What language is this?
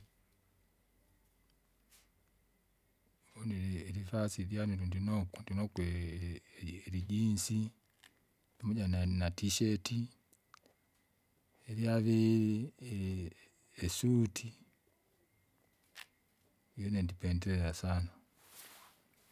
Kinga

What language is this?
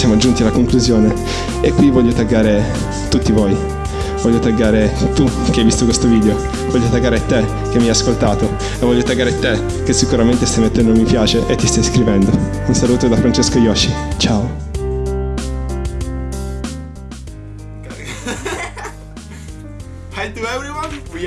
Italian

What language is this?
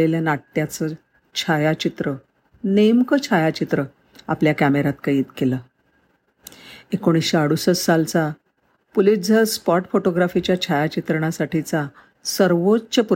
Marathi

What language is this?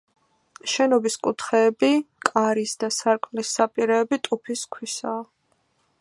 Georgian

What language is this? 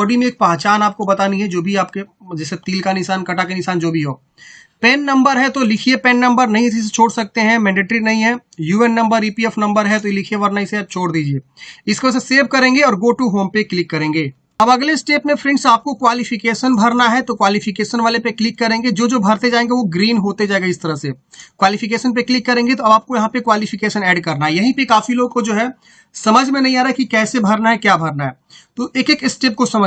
Hindi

